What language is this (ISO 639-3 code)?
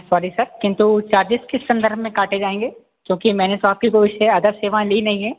hin